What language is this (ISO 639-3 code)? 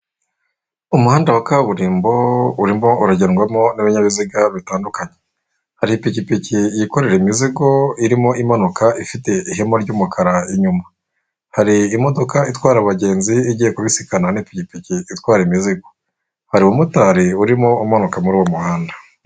kin